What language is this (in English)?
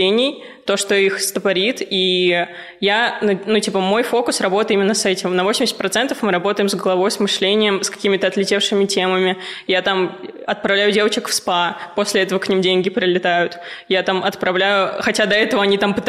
Russian